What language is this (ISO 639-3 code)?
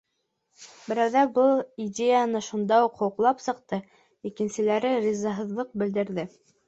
bak